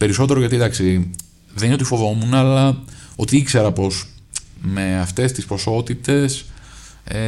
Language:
Greek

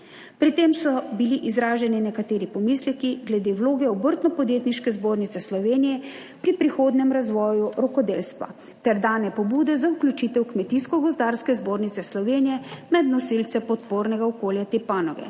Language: Slovenian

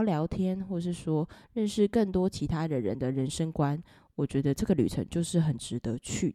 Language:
Chinese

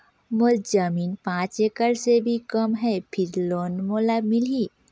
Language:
Chhattisgarhi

